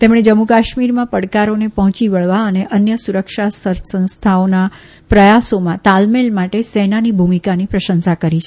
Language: Gujarati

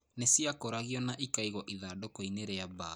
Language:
Kikuyu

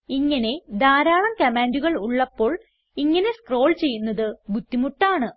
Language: Malayalam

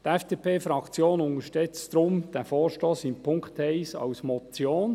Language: Swiss German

